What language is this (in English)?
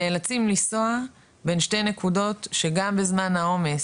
Hebrew